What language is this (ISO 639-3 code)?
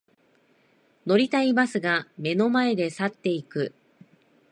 jpn